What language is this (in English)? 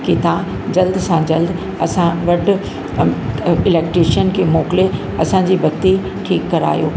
Sindhi